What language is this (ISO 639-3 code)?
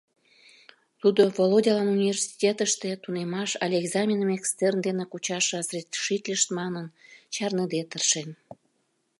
chm